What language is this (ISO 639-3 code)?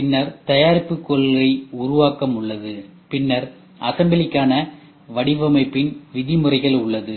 tam